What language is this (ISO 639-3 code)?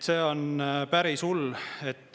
est